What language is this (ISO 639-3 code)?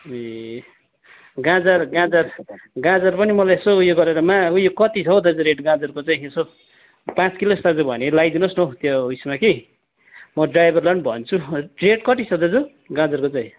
nep